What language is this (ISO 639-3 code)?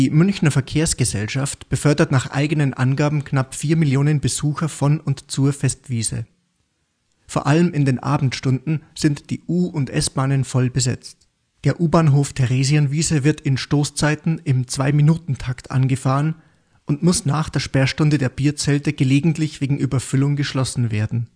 deu